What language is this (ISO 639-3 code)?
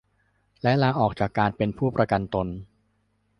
tha